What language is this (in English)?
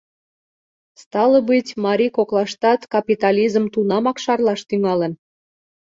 Mari